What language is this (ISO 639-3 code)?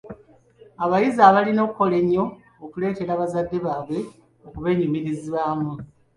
lug